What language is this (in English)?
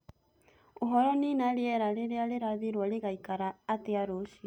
Kikuyu